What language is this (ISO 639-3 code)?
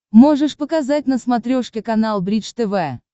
rus